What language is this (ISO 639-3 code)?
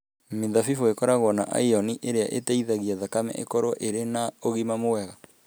kik